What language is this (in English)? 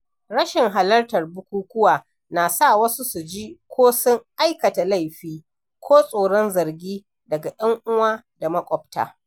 Hausa